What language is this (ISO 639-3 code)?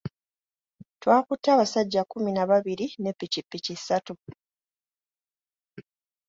lug